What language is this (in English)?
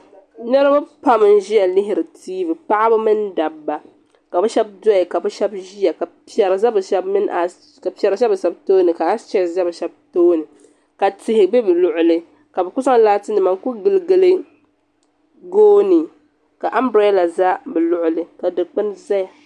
Dagbani